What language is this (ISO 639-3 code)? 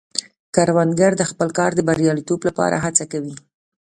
pus